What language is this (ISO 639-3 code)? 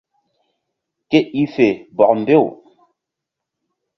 mdd